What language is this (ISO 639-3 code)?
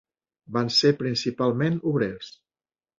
cat